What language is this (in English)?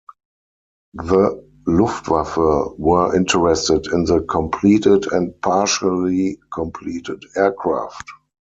English